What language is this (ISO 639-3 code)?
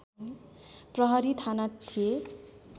nep